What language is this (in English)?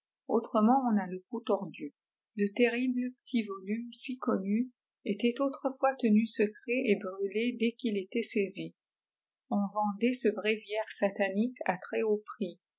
French